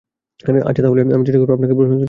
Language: Bangla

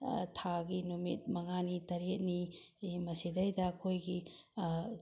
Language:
Manipuri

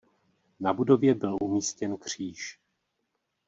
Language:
Czech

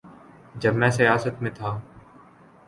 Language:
Urdu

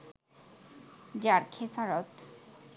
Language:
Bangla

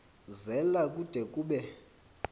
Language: Xhosa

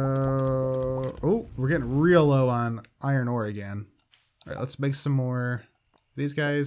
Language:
English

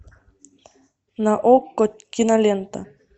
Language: Russian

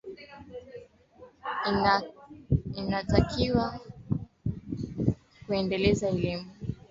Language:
Swahili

